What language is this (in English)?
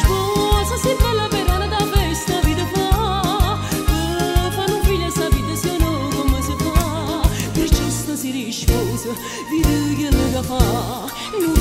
Romanian